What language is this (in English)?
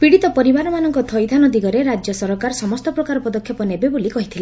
Odia